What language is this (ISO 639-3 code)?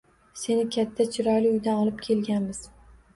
uzb